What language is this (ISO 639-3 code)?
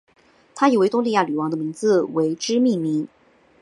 zho